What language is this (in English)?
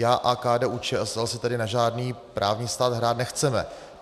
Czech